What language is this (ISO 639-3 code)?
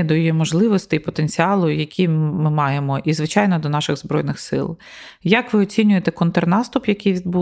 ukr